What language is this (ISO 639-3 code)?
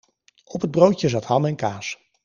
nld